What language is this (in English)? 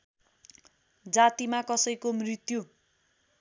Nepali